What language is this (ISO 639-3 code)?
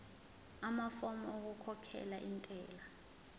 zul